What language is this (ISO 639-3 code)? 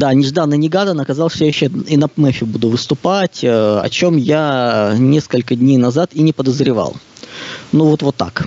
rus